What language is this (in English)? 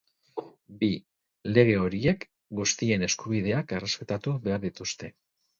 Basque